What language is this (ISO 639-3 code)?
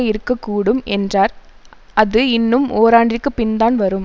tam